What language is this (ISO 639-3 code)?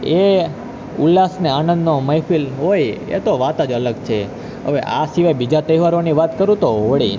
guj